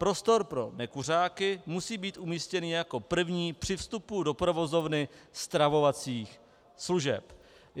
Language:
Czech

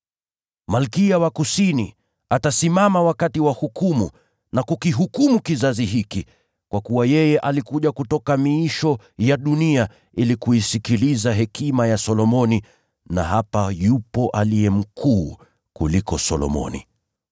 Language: Swahili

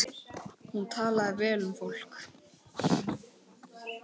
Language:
Icelandic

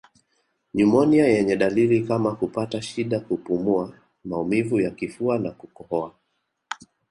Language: Swahili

